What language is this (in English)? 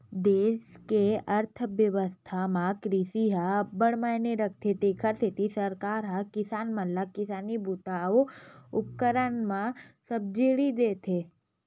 Chhattisgarhi